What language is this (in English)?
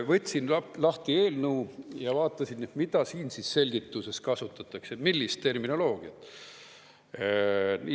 Estonian